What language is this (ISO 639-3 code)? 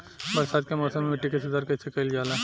bho